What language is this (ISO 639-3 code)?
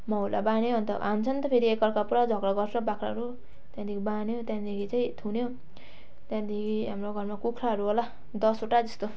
nep